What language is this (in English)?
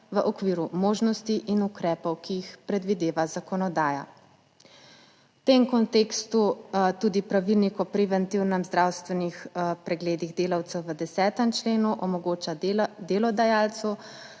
Slovenian